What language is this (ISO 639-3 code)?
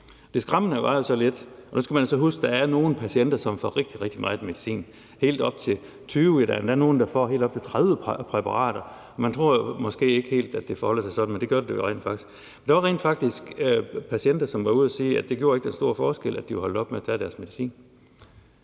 dan